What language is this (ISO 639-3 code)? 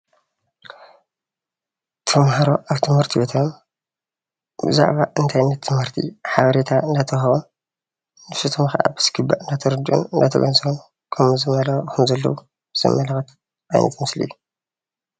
tir